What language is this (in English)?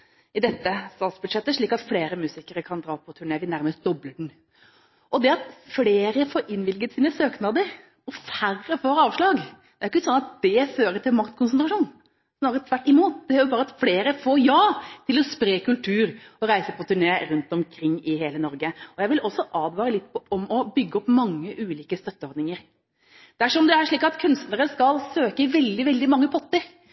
Norwegian Bokmål